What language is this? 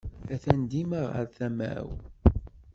Kabyle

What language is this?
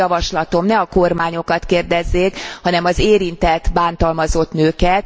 Hungarian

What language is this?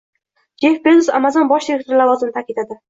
Uzbek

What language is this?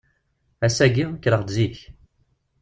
Kabyle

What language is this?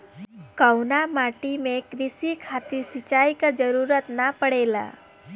Bhojpuri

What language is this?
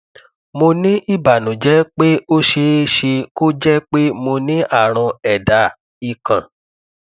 Yoruba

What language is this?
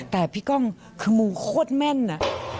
Thai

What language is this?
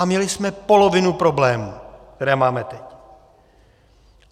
Czech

